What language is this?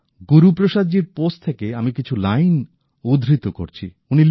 Bangla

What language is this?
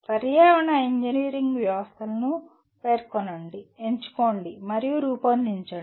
Telugu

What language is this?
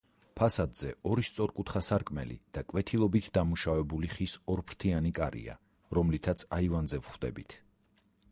Georgian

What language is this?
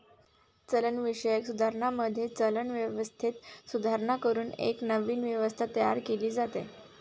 Marathi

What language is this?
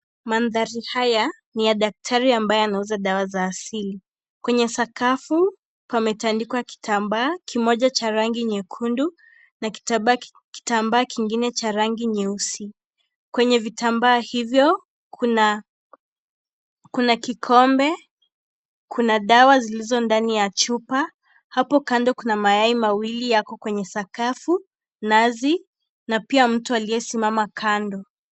Swahili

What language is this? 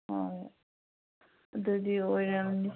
Manipuri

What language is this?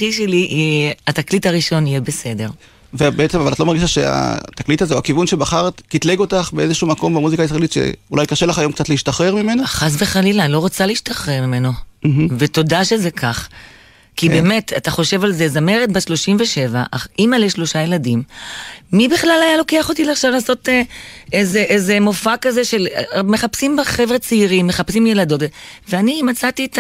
Hebrew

